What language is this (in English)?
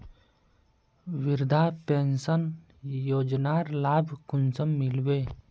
Magahi